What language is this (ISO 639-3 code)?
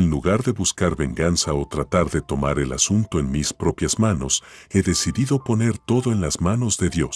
spa